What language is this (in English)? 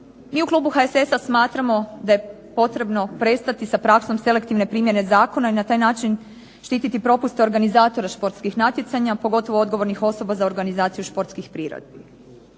Croatian